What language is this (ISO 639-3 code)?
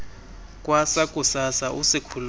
xho